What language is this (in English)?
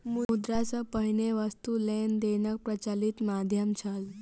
Maithili